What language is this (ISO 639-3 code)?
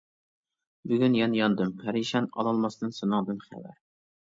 uig